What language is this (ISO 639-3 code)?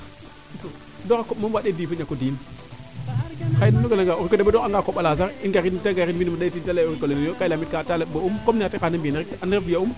srr